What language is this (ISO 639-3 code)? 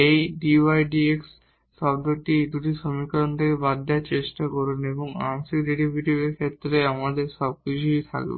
ben